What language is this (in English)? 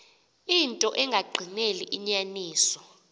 Xhosa